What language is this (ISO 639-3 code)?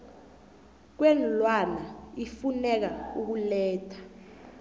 nbl